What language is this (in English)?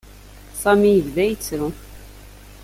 Kabyle